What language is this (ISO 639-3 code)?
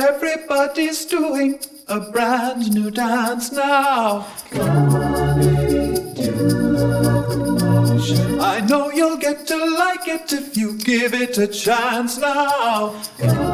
eng